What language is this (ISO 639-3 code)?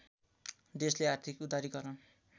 nep